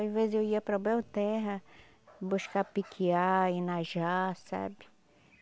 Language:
Portuguese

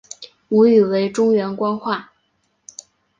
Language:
Chinese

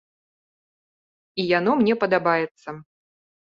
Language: Belarusian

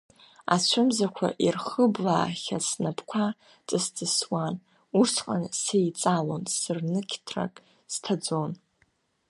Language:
Abkhazian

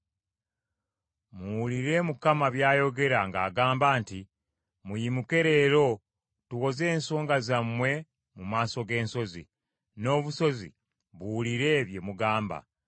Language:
Ganda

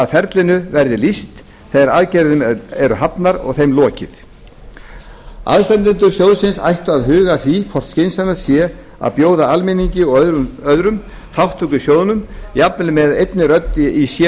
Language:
Icelandic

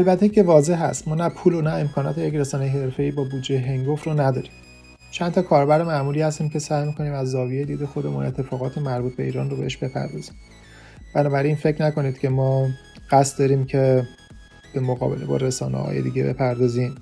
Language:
Persian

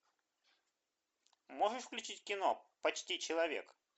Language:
Russian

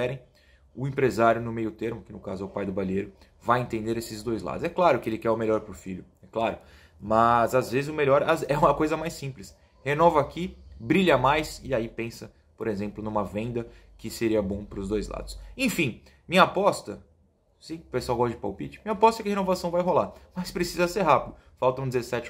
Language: Portuguese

